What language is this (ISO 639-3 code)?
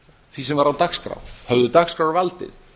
isl